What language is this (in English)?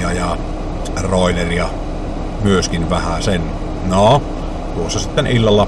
Finnish